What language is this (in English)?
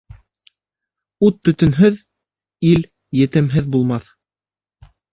Bashkir